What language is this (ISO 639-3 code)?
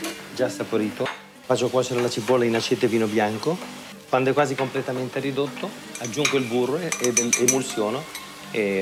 ita